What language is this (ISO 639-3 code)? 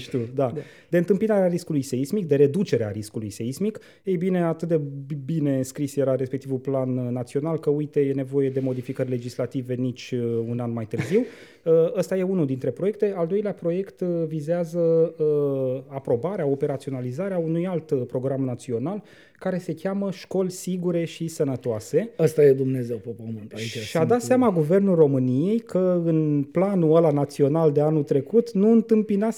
ron